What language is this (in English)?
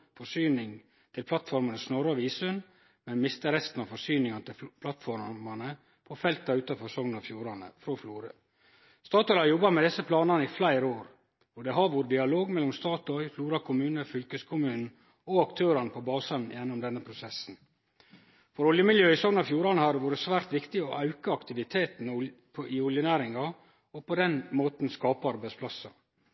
Norwegian Nynorsk